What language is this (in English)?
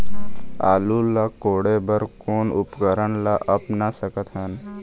Chhattisgarhi